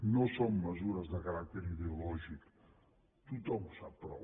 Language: Catalan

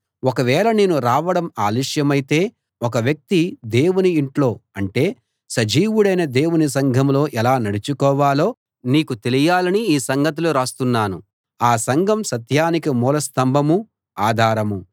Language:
Telugu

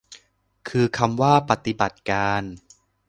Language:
Thai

